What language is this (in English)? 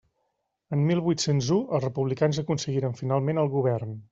Catalan